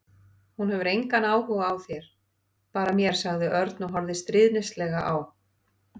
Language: Icelandic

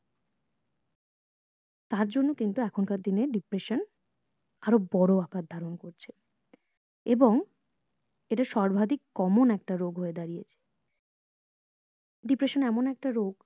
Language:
Bangla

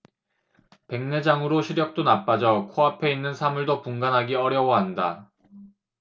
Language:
Korean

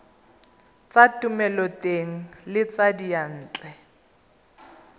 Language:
Tswana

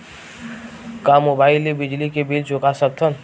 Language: Chhattisgarhi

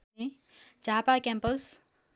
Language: Nepali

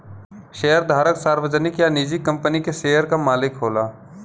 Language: Bhojpuri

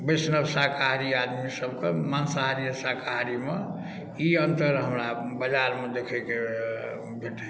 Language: Maithili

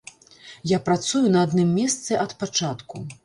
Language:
Belarusian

